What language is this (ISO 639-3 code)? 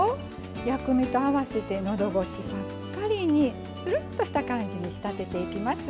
jpn